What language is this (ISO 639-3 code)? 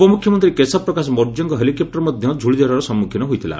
ori